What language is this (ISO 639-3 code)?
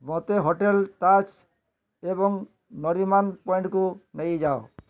ori